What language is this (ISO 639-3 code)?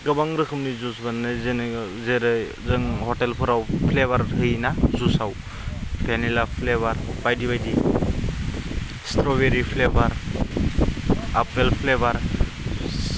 brx